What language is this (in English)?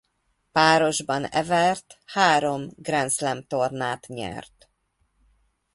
Hungarian